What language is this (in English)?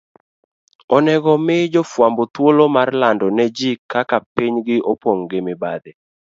Luo (Kenya and Tanzania)